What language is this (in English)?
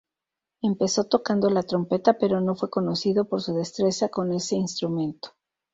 Spanish